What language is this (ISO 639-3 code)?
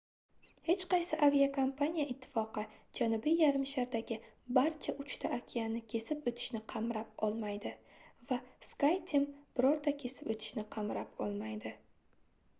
uzb